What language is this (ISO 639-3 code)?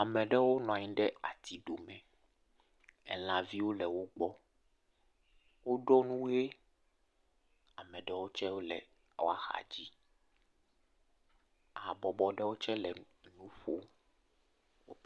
ewe